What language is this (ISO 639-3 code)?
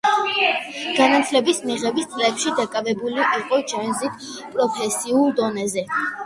kat